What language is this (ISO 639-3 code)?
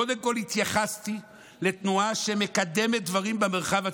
heb